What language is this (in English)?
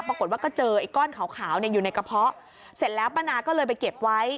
Thai